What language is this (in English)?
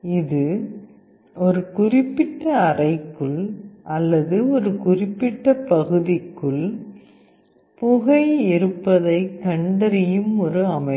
Tamil